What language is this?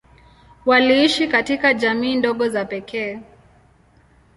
Swahili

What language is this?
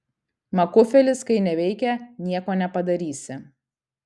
Lithuanian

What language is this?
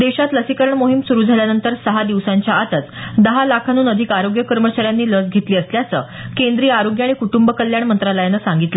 Marathi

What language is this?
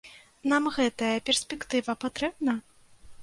Belarusian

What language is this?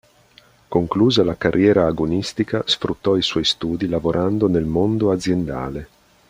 Italian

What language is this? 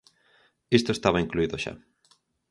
Galician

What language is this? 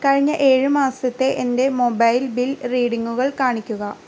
Malayalam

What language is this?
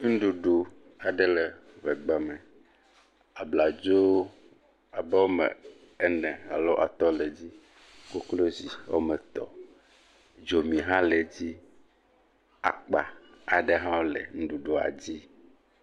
Ewe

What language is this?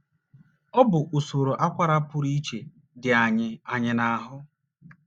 Igbo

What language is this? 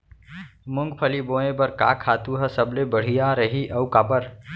Chhattisgarhi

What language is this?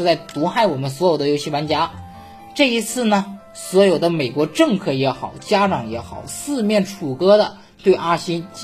Chinese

